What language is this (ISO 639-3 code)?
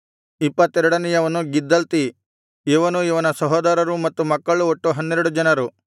kan